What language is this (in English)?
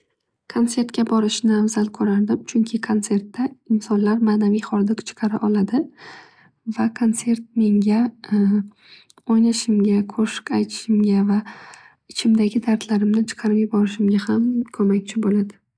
Uzbek